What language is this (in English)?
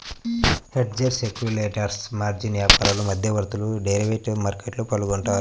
Telugu